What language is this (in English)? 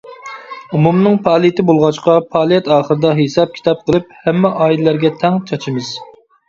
Uyghur